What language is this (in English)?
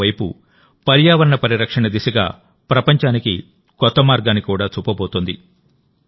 Telugu